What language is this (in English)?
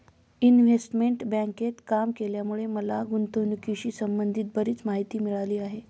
Marathi